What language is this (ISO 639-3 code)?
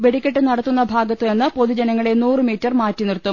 mal